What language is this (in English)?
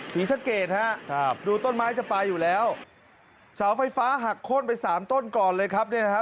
Thai